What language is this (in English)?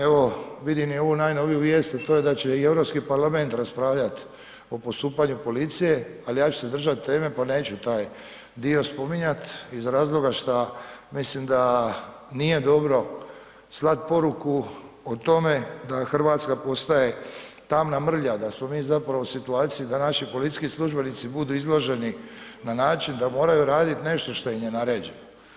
Croatian